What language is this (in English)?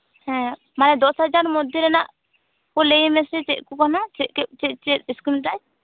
Santali